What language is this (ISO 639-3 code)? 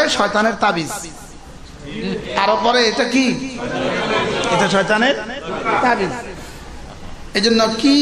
ben